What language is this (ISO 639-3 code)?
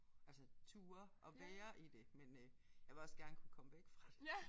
dan